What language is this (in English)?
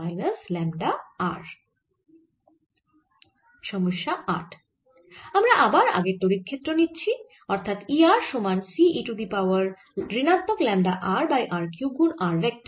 Bangla